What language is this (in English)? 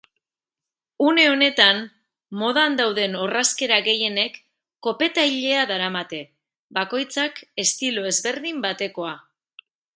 Basque